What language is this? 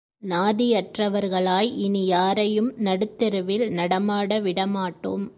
Tamil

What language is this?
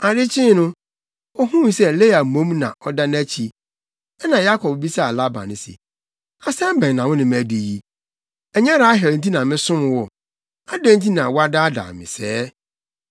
Akan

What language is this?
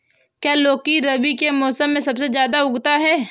Hindi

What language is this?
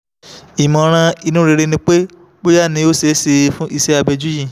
Yoruba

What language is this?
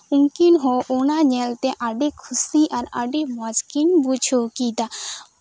Santali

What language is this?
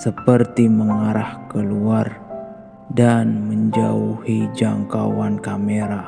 Indonesian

